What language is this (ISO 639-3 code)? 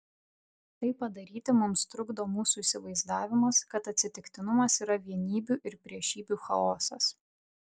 lit